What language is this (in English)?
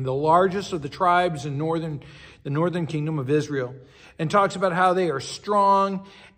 English